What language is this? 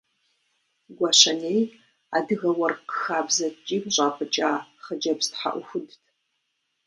Kabardian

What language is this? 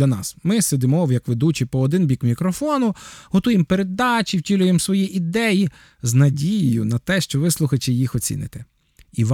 Ukrainian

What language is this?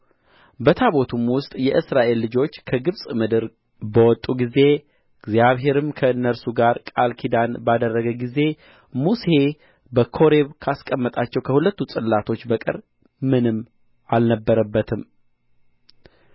Amharic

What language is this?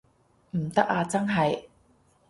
Cantonese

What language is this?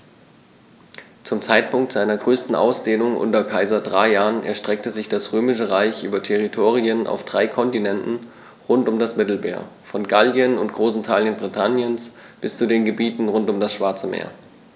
German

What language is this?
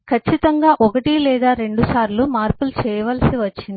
Telugu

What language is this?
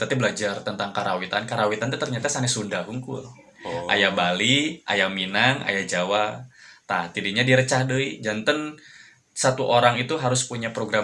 Indonesian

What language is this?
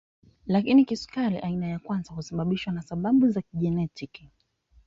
Swahili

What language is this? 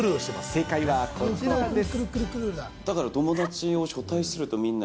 Japanese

